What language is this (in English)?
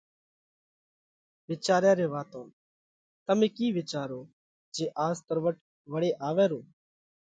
Parkari Koli